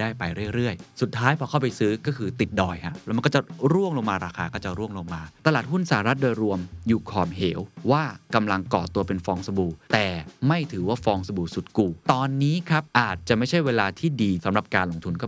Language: Thai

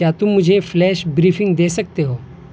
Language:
Urdu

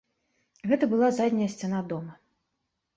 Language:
Belarusian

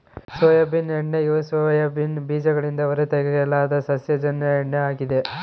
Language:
Kannada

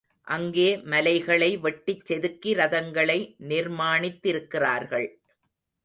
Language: Tamil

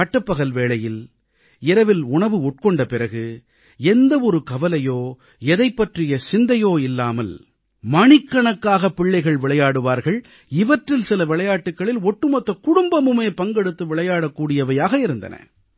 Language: Tamil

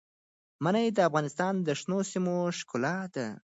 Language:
Pashto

